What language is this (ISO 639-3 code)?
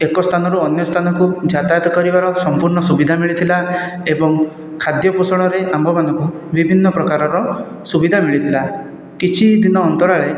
ori